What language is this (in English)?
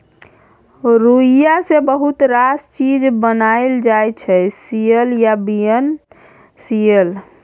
Maithili